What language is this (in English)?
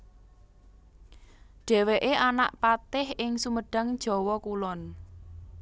Javanese